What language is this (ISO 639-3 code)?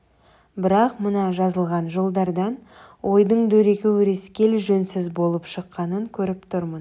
kaz